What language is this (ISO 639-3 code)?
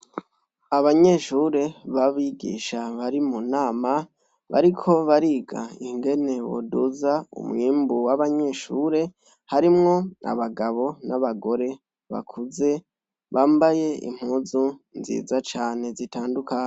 run